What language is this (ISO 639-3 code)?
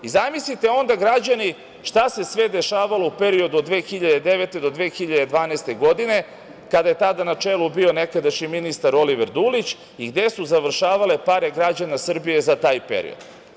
srp